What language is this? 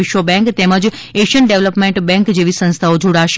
Gujarati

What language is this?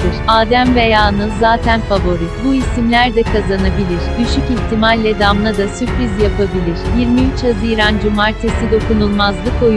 Turkish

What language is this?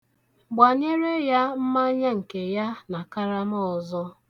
Igbo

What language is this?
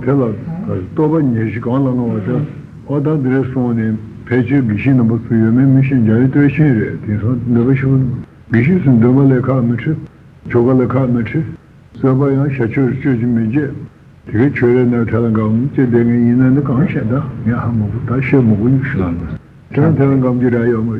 Italian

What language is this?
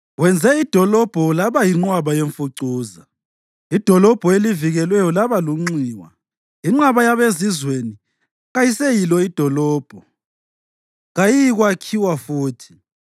North Ndebele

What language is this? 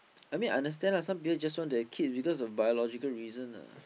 English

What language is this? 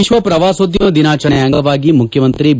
Kannada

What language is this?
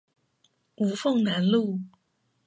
Chinese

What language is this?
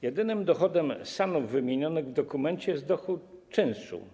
Polish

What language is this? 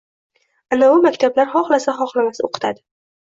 Uzbek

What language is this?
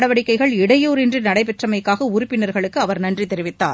Tamil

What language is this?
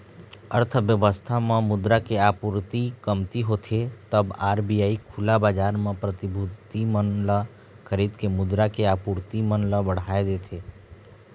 Chhattisgarhi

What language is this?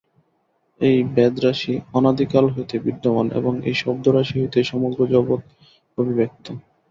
Bangla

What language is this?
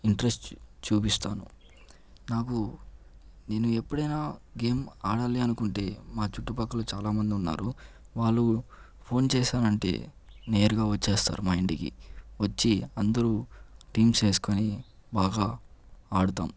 Telugu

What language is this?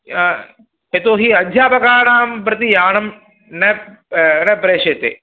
Sanskrit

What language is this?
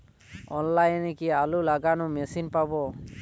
Bangla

